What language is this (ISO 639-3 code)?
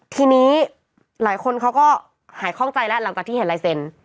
tha